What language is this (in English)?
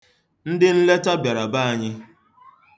Igbo